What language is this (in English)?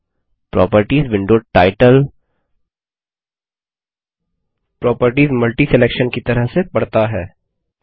Hindi